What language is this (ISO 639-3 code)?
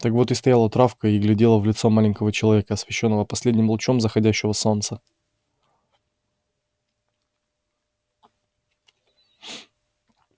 rus